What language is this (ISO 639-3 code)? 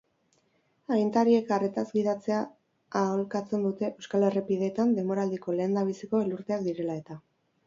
eus